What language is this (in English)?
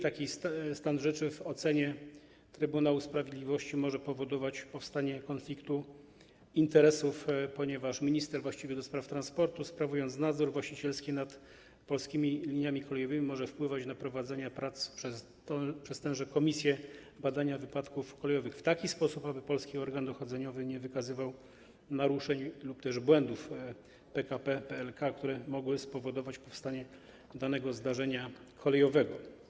Polish